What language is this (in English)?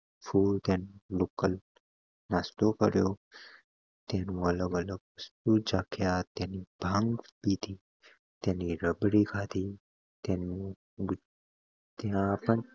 Gujarati